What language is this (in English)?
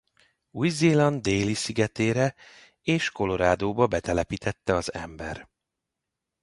Hungarian